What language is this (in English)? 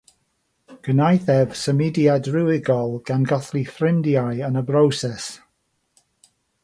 Welsh